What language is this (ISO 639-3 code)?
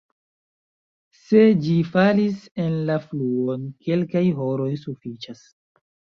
epo